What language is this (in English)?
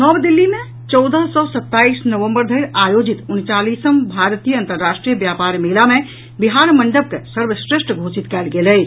Maithili